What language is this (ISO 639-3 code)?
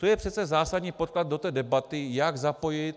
ces